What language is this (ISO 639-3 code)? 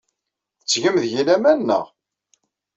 kab